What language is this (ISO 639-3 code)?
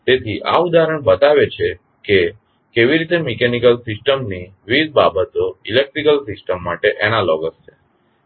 guj